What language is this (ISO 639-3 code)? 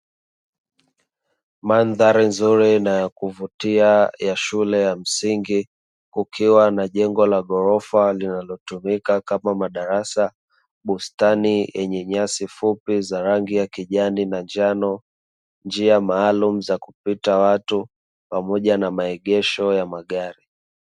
swa